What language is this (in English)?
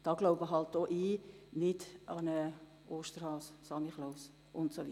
Swiss German